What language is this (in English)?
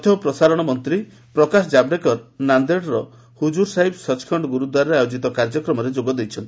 Odia